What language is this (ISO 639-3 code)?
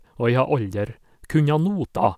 nor